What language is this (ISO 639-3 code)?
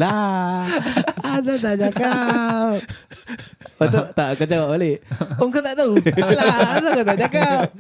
msa